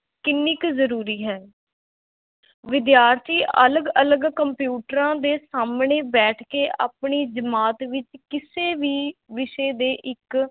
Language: Punjabi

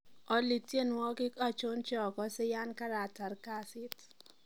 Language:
Kalenjin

